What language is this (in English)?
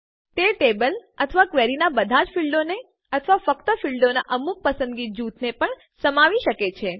Gujarati